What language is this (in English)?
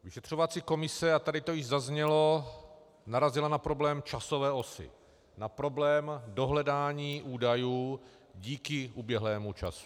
Czech